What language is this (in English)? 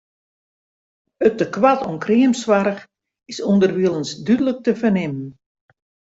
Western Frisian